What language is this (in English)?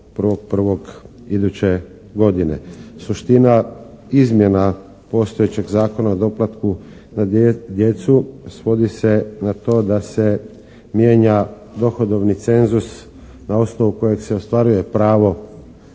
Croatian